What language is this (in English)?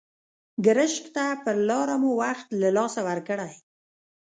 Pashto